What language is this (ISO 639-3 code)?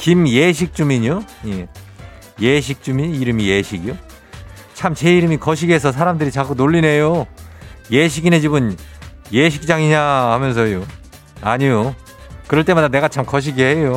kor